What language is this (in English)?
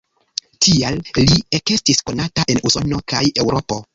Esperanto